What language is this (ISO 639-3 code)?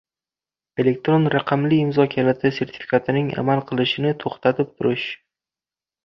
uzb